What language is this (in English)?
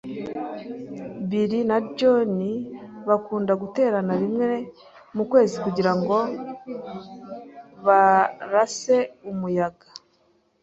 Kinyarwanda